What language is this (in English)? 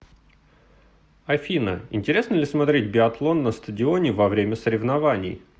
Russian